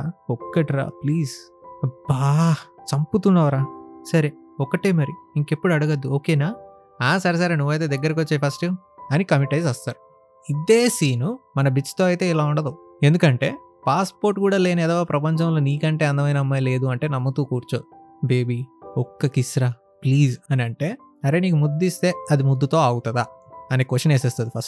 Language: Telugu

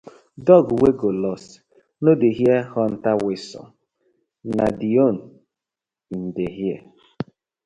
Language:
Nigerian Pidgin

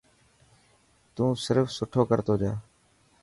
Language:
Dhatki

